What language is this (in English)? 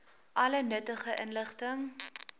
Afrikaans